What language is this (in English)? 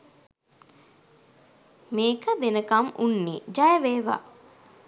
Sinhala